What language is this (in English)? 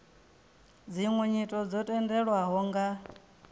Venda